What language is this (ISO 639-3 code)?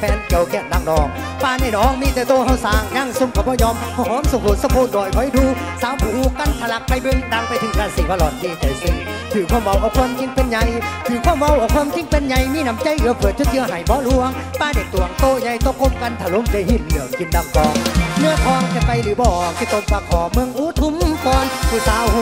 tha